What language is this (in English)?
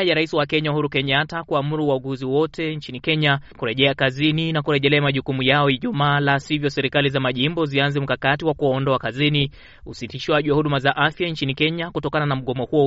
Swahili